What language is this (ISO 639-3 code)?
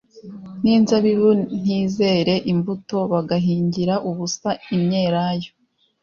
kin